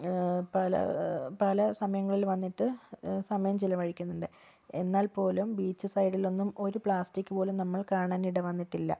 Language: Malayalam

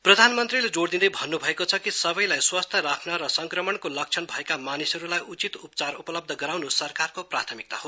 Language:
Nepali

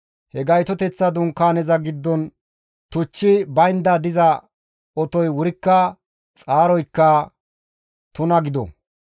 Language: Gamo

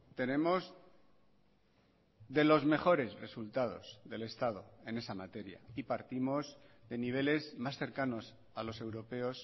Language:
Spanish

